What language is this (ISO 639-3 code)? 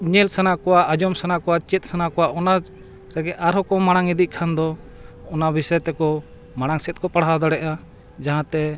sat